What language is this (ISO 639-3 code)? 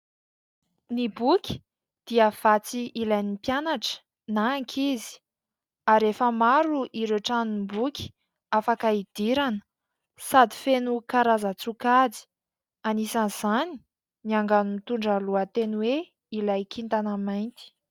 mlg